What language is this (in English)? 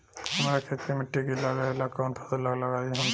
Bhojpuri